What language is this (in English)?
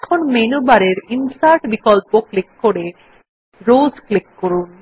Bangla